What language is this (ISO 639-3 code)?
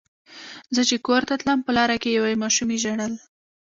pus